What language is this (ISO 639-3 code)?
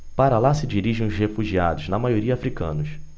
por